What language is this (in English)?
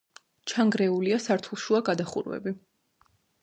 Georgian